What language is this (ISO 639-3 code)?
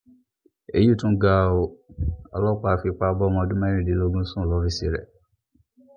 yor